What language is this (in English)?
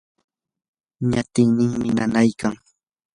Yanahuanca Pasco Quechua